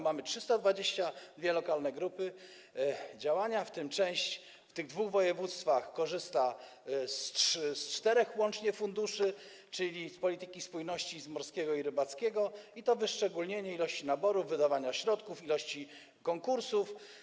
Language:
Polish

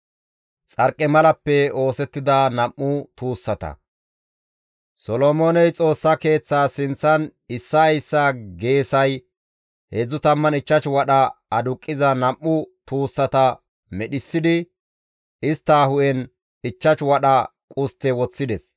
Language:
Gamo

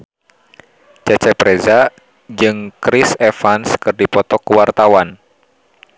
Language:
Sundanese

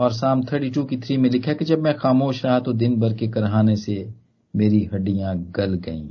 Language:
Hindi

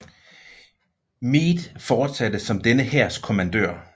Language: Danish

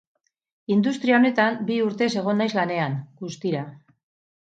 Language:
Basque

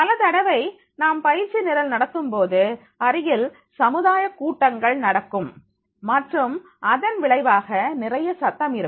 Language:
Tamil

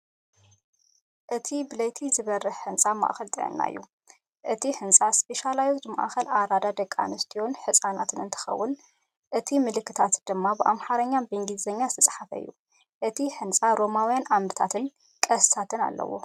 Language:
Tigrinya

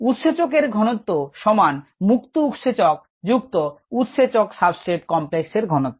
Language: Bangla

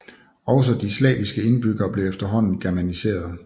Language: Danish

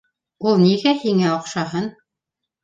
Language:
Bashkir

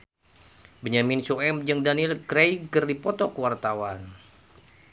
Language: Sundanese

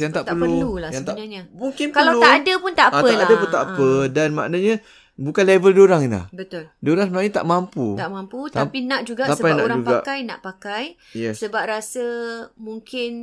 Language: Malay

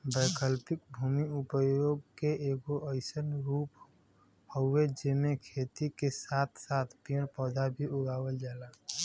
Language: Bhojpuri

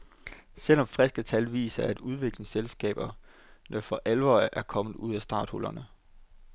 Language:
Danish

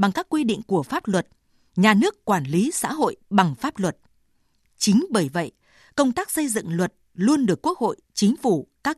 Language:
Vietnamese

